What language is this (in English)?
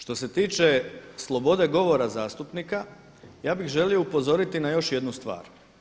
Croatian